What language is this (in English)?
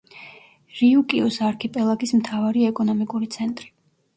Georgian